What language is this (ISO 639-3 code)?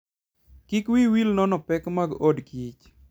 luo